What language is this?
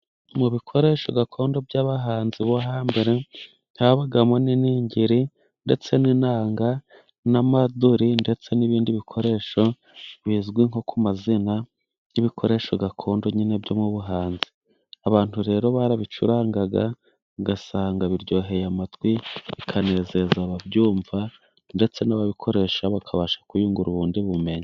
Kinyarwanda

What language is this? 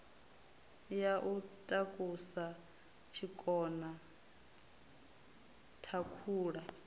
Venda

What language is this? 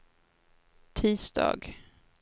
Swedish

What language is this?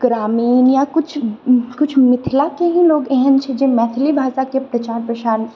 Maithili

